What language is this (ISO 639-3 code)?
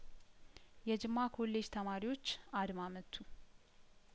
amh